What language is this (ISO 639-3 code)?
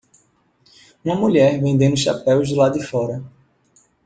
por